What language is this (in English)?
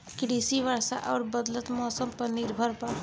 Bhojpuri